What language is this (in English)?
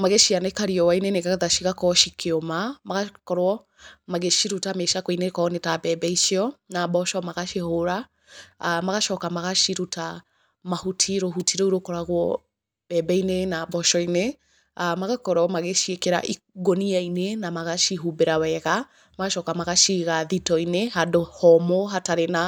Kikuyu